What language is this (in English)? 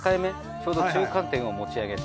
Japanese